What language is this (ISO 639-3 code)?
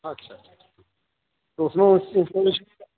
urd